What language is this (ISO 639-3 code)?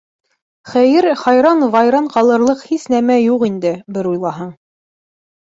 bak